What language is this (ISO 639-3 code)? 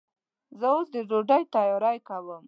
pus